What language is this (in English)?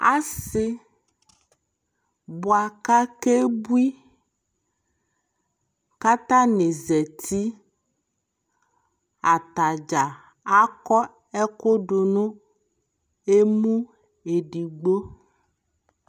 Ikposo